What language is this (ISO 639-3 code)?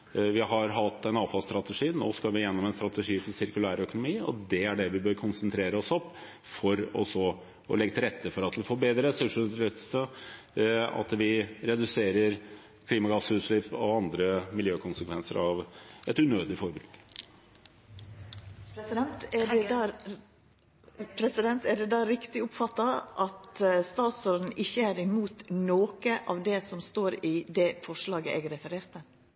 nor